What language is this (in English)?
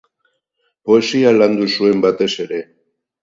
Basque